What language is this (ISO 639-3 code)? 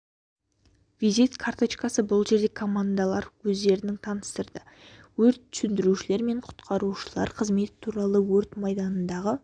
kaz